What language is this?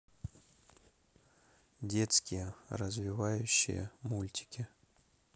Russian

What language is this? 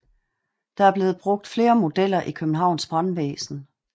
Danish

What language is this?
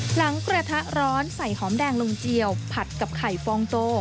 Thai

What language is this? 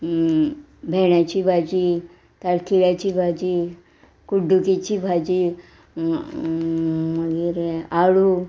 Konkani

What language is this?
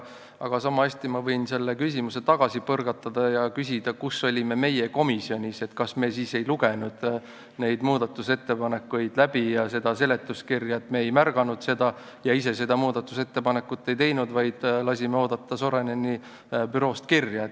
Estonian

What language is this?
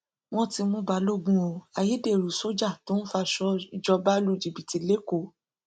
Yoruba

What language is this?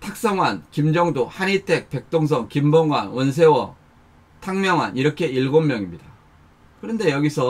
Korean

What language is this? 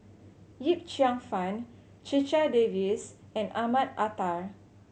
English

